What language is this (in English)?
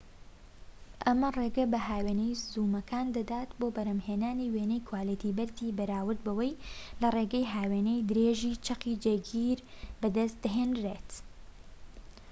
Central Kurdish